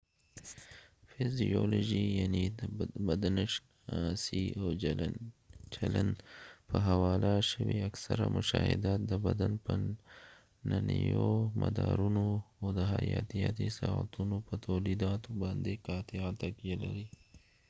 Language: Pashto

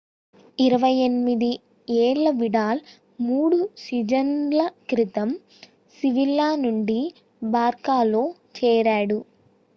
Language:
Telugu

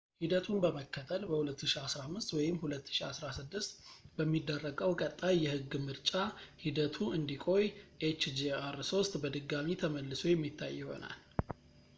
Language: Amharic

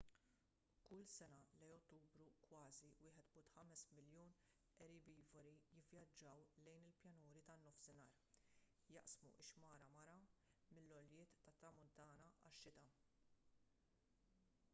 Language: Maltese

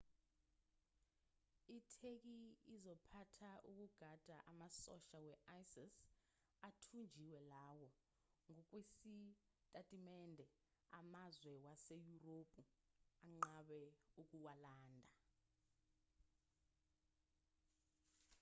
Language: Zulu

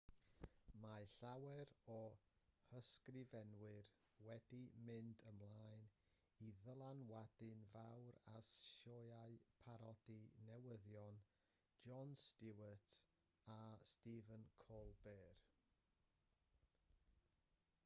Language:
Welsh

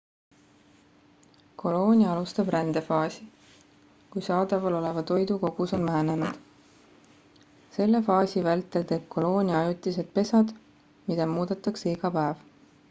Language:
Estonian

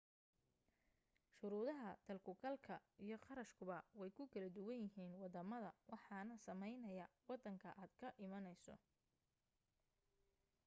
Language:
Somali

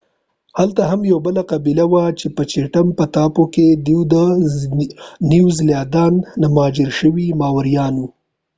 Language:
Pashto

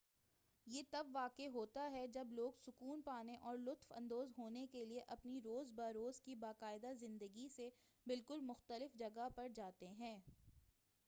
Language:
Urdu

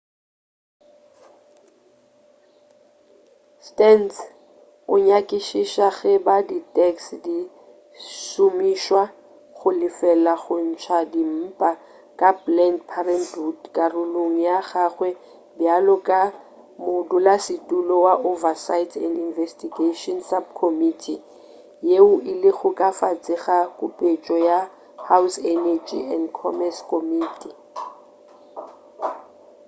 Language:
Northern Sotho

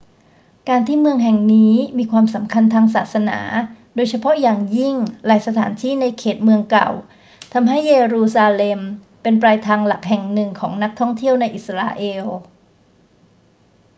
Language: Thai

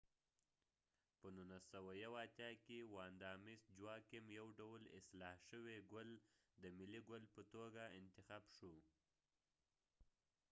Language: Pashto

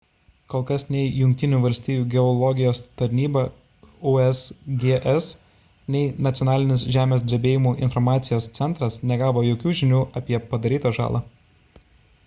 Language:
Lithuanian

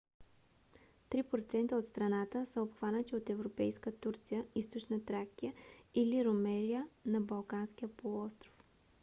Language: Bulgarian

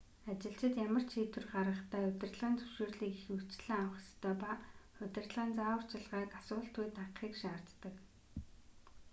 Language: Mongolian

